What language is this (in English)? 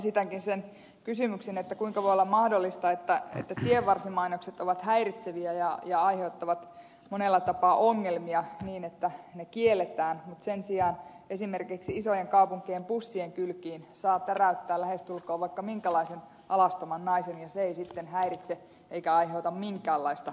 Finnish